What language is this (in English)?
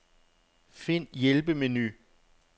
Danish